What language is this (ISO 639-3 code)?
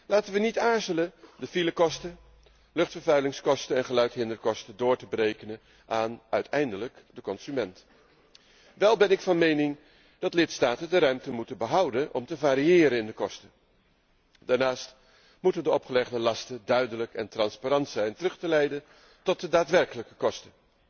nld